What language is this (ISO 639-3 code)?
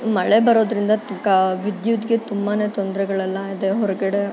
kan